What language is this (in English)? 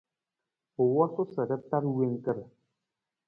Nawdm